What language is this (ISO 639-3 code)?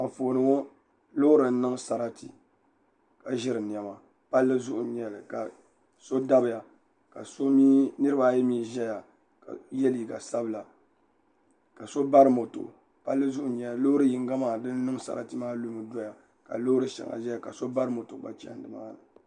dag